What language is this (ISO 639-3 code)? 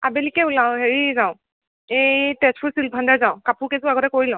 asm